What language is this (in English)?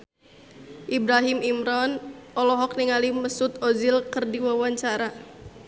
Sundanese